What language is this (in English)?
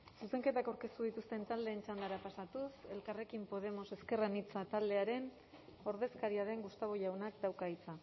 Basque